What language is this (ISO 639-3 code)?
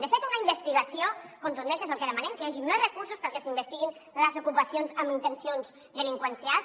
cat